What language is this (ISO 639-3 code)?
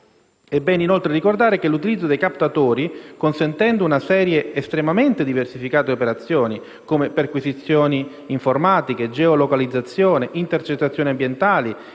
ita